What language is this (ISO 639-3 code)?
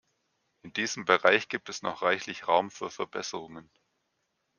deu